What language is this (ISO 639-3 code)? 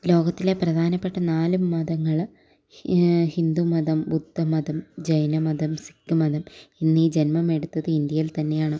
mal